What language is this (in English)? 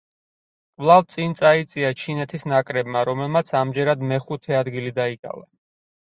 Georgian